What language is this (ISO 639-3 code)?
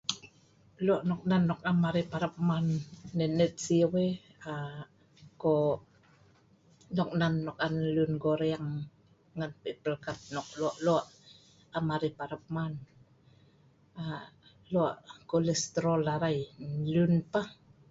snv